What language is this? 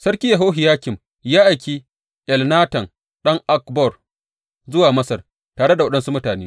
Hausa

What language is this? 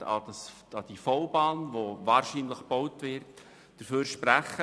Swiss German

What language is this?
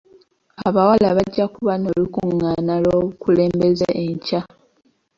Ganda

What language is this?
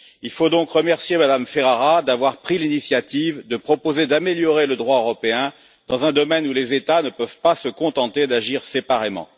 French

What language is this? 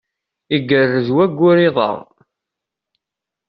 Kabyle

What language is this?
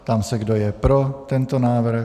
Czech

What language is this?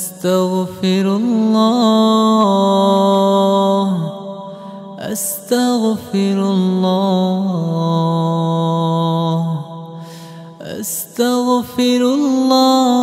Arabic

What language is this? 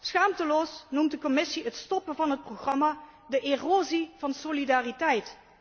Dutch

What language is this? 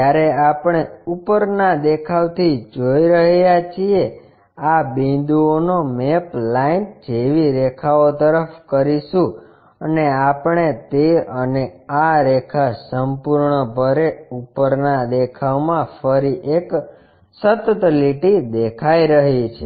Gujarati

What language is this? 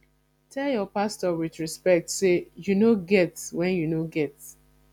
Nigerian Pidgin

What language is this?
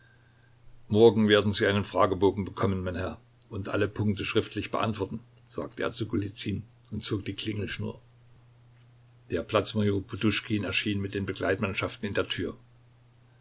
German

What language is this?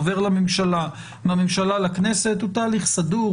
Hebrew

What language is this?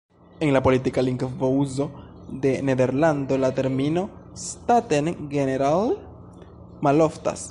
Esperanto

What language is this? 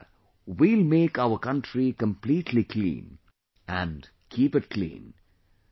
English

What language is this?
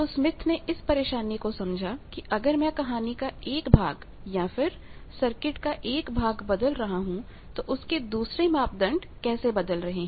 Hindi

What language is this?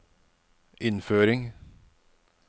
Norwegian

